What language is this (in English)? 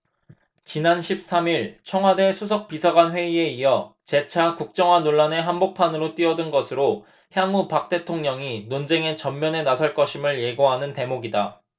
Korean